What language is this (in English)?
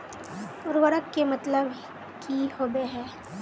Magahi